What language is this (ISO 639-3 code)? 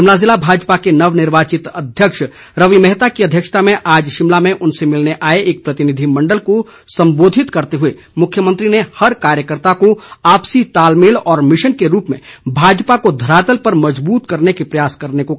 hin